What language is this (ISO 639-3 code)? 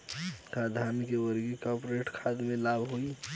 bho